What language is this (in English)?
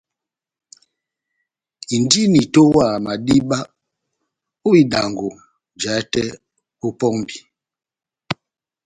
Batanga